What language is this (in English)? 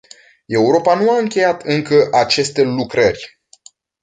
Romanian